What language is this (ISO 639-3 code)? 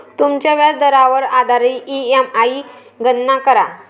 mar